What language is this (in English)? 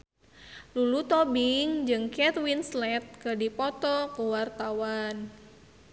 Sundanese